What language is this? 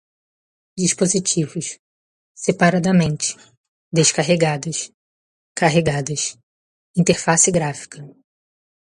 Portuguese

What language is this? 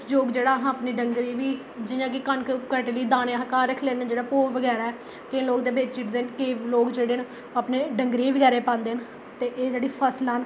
Dogri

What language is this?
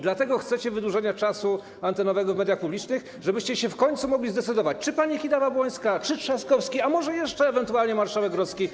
Polish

